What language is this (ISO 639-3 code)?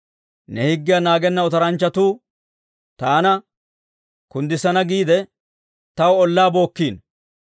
dwr